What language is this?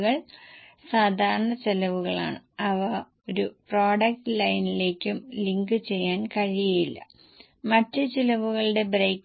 Malayalam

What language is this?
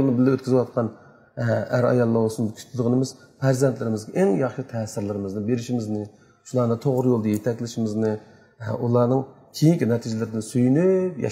Turkish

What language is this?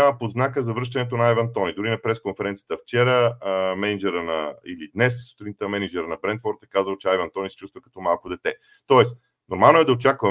Bulgarian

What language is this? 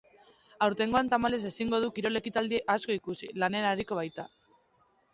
Basque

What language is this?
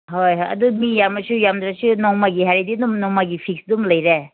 Manipuri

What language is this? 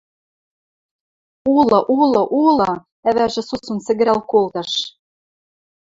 Western Mari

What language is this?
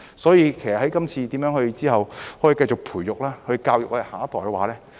Cantonese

